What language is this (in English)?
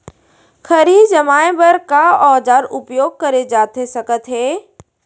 Chhattisgarhi